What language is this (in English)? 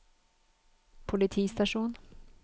Norwegian